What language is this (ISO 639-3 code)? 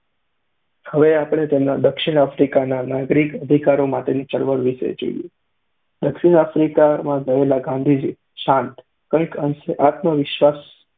guj